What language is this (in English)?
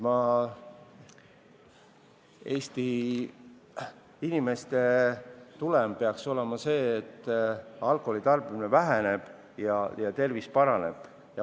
Estonian